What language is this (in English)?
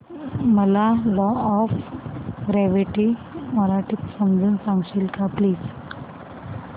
Marathi